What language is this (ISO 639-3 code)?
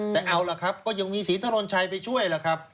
tha